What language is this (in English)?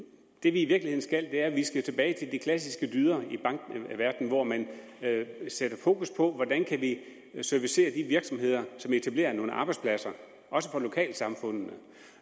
Danish